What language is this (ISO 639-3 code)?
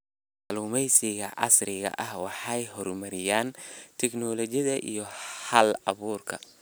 som